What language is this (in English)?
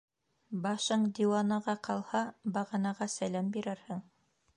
Bashkir